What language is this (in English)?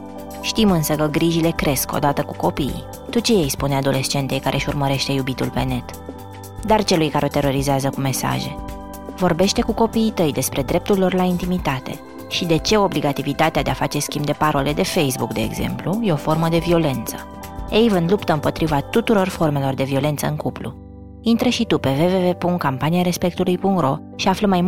Romanian